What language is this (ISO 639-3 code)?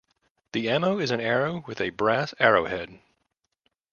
eng